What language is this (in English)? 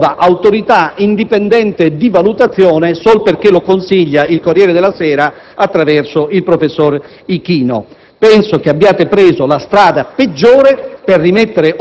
Italian